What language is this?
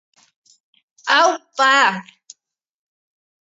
Basque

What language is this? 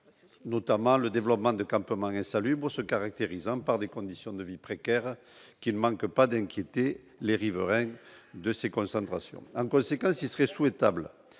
French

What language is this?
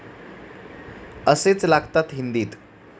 Marathi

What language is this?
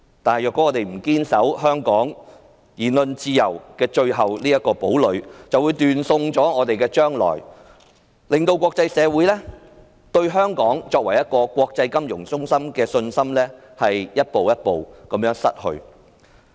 Cantonese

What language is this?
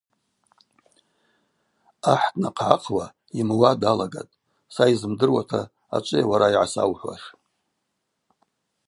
Abaza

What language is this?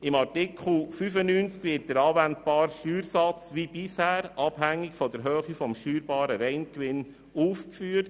Swiss German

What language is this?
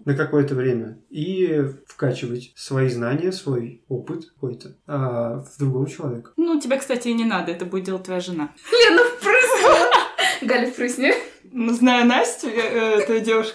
Russian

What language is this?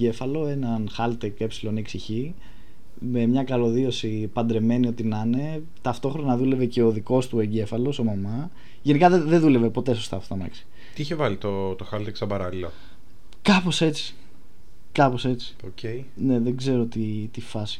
Greek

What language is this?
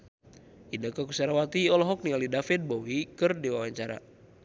Sundanese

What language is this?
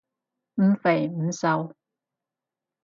Cantonese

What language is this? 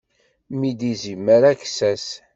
Kabyle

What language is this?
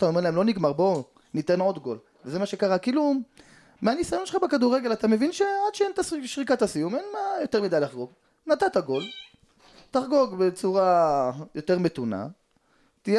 Hebrew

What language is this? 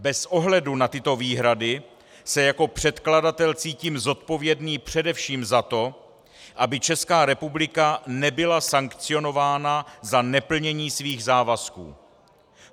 Czech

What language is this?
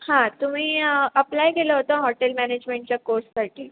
Marathi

